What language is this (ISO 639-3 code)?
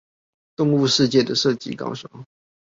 zho